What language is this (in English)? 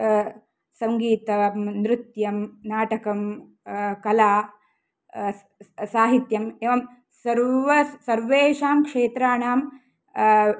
Sanskrit